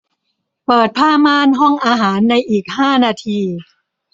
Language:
Thai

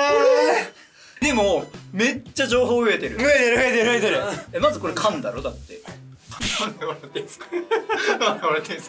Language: Japanese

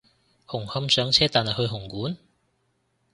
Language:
Cantonese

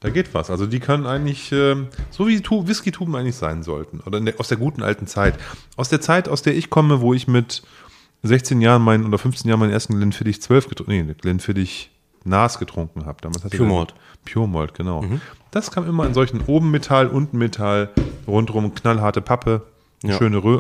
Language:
German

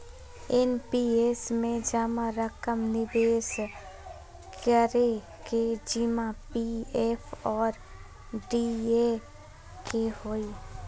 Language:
Magahi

